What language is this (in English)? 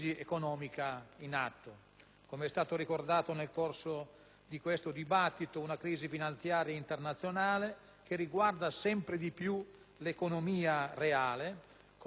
Italian